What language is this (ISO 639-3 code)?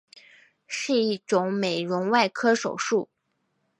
zho